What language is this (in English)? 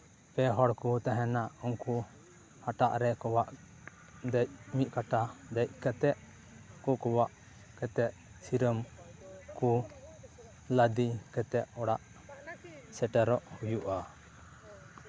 Santali